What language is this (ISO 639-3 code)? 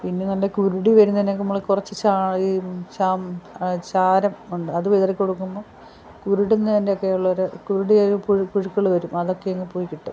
mal